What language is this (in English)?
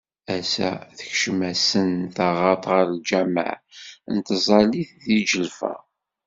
Kabyle